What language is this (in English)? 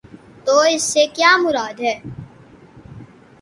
Urdu